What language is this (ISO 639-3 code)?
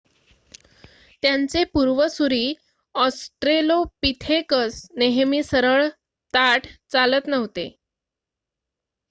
mar